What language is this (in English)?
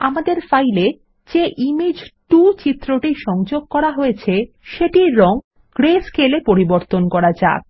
Bangla